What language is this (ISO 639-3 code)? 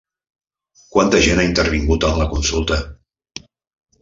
cat